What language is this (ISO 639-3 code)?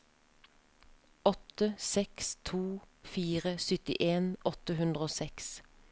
nor